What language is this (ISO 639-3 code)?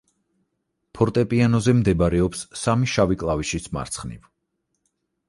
kat